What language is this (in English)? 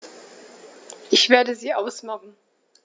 German